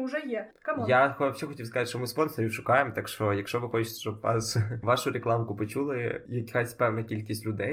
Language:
Ukrainian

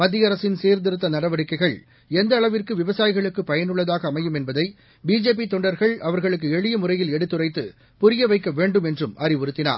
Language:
Tamil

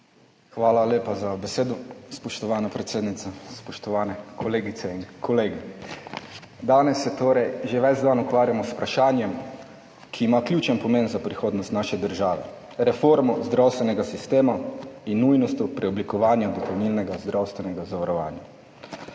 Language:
Slovenian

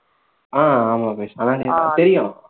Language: Tamil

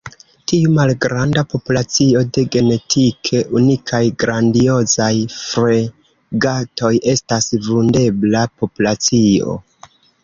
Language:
Esperanto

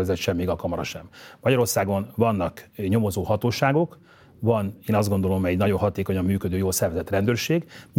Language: Hungarian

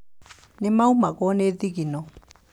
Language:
Kikuyu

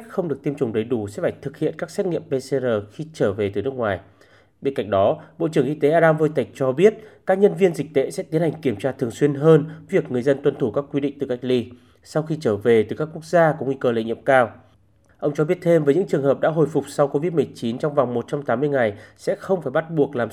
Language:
Vietnamese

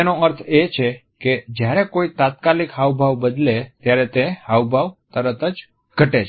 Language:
Gujarati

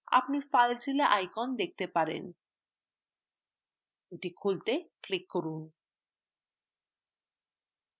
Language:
Bangla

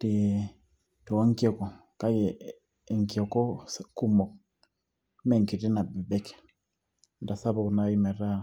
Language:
Masai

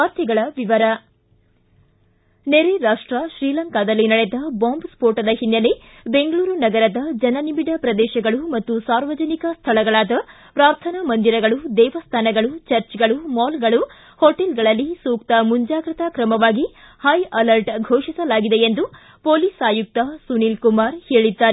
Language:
Kannada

